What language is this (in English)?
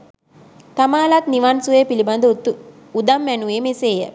Sinhala